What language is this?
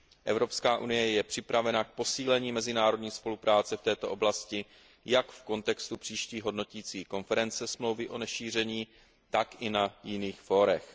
Czech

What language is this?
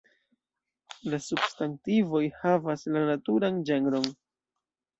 Esperanto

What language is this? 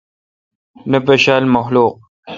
Kalkoti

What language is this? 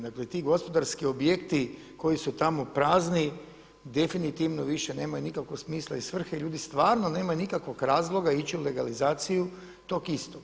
Croatian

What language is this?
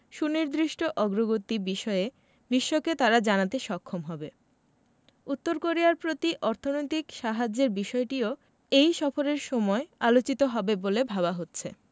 Bangla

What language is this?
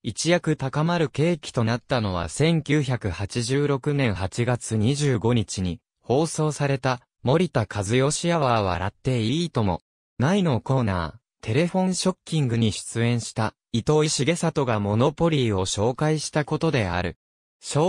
Japanese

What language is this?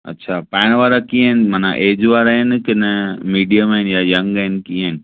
Sindhi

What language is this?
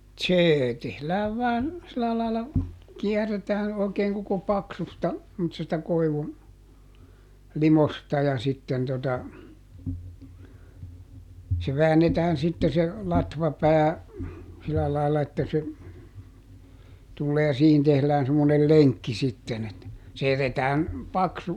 Finnish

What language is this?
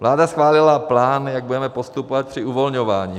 Czech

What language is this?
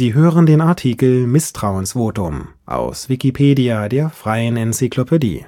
German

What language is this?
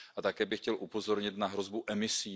Czech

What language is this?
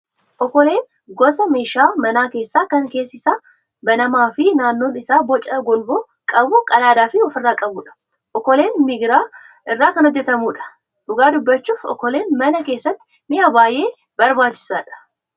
Oromo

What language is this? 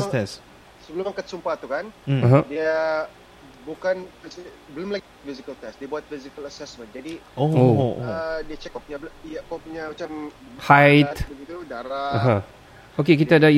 Malay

